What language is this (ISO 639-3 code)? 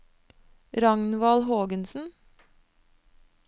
nor